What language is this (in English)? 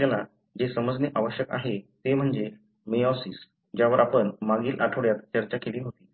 Marathi